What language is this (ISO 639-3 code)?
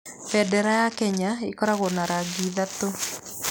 kik